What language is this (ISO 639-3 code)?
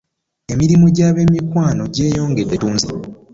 lug